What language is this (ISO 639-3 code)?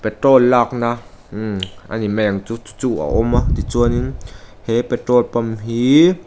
lus